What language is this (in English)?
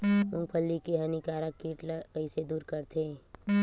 Chhattisgarhi